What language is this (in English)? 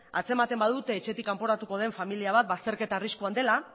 Basque